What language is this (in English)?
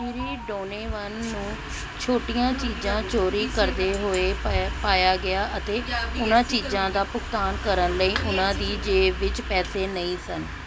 Punjabi